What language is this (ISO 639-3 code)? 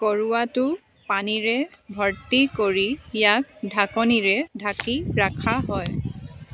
asm